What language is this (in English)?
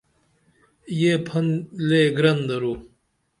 Dameli